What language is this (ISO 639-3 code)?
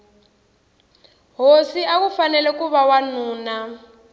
tso